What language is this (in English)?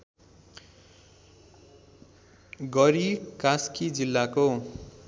Nepali